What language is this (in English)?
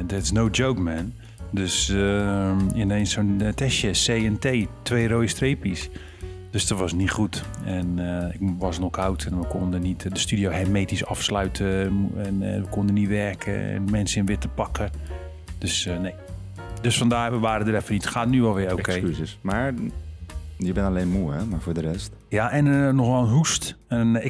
Dutch